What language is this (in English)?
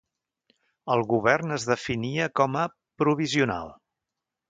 Catalan